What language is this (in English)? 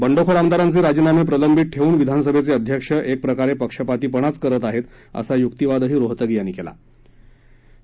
Marathi